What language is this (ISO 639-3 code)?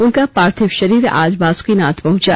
hin